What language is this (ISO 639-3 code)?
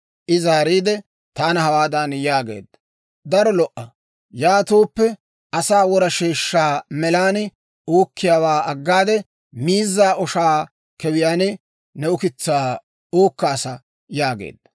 dwr